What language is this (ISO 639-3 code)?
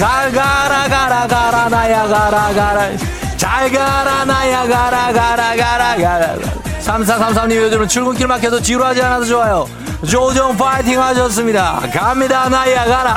kor